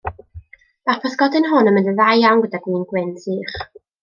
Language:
Welsh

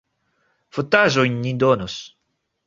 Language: Esperanto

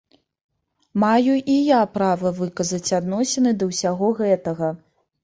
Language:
Belarusian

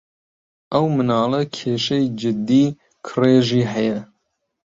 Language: Central Kurdish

